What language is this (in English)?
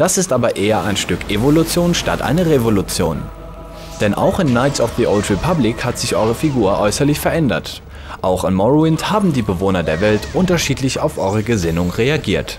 German